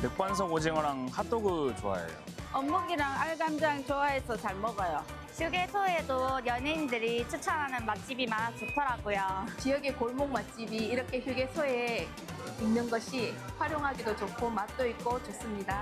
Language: Korean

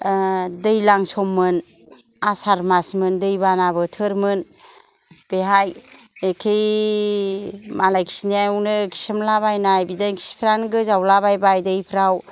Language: Bodo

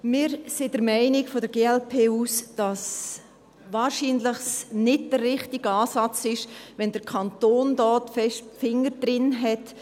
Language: Swiss German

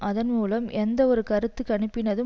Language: Tamil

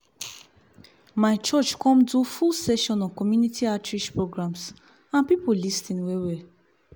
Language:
Nigerian Pidgin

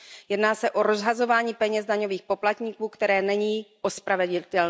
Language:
Czech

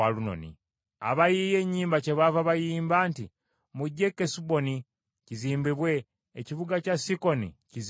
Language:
Ganda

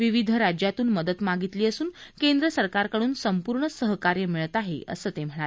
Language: Marathi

